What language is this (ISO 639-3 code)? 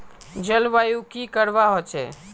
mag